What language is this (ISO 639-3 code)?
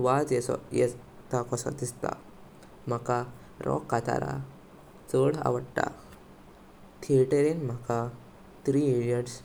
kok